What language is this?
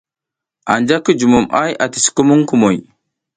South Giziga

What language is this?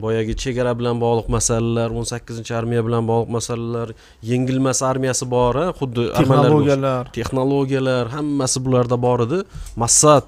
Turkish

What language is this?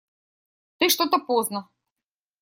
Russian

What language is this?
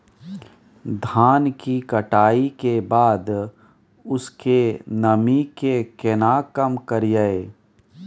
Maithili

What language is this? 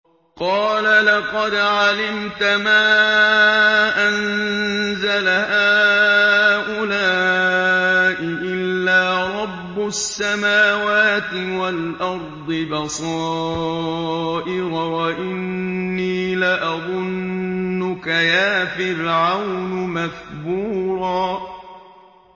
Arabic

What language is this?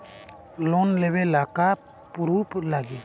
Bhojpuri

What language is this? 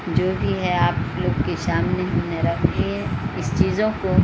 Urdu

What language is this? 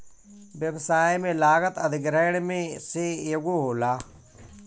Bhojpuri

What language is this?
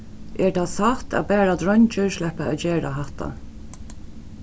Faroese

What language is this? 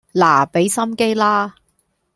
Cantonese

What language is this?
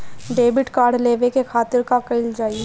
Bhojpuri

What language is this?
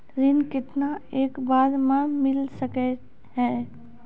Maithili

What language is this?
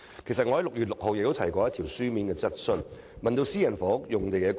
Cantonese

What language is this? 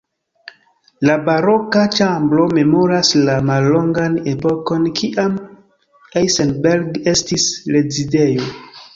Esperanto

